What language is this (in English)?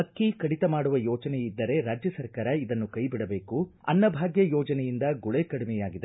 Kannada